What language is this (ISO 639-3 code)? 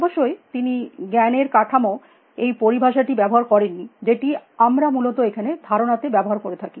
ben